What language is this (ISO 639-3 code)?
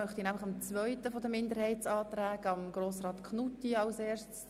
gsw